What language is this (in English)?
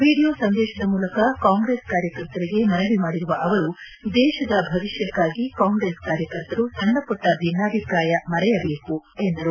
Kannada